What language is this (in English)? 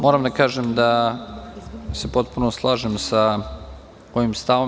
Serbian